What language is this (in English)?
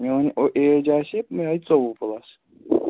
Kashmiri